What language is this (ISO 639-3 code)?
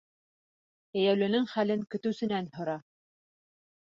bak